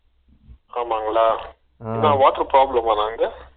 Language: Tamil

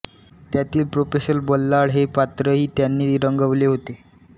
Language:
Marathi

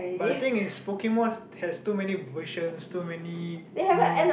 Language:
English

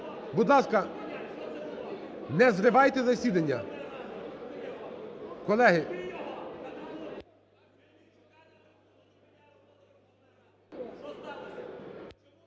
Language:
Ukrainian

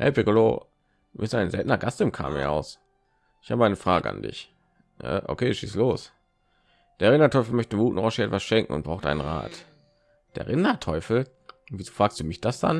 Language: German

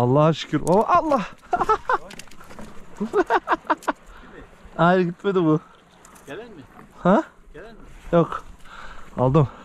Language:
Turkish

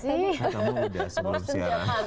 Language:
Indonesian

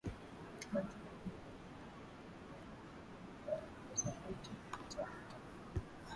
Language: Swahili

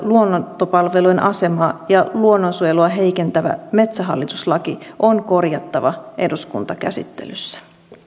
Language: Finnish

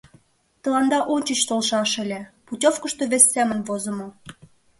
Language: Mari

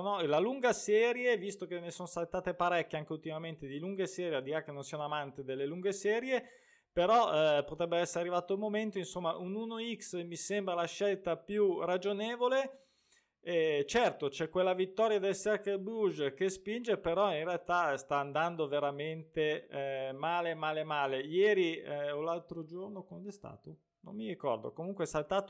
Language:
Italian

